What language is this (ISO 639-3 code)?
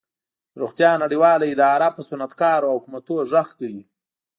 pus